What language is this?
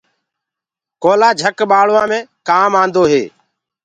Gurgula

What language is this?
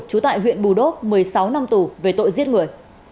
Vietnamese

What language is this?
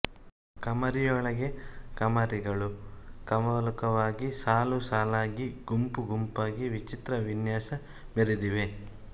Kannada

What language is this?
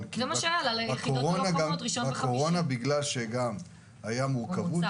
Hebrew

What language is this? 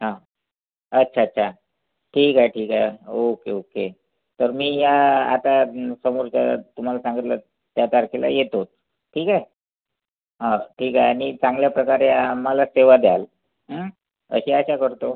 Marathi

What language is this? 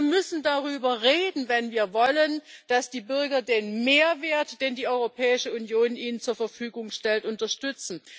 German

